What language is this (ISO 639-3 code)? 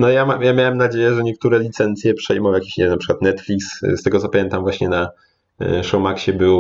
pol